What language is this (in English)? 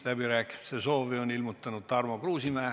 Estonian